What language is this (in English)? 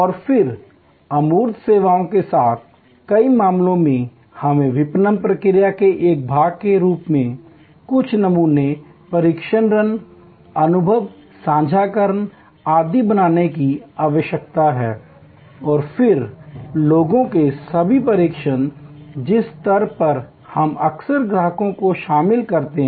Hindi